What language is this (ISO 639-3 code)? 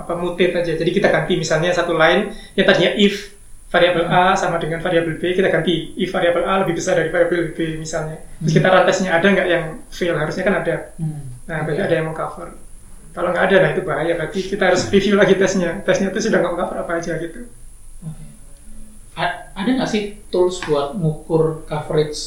ind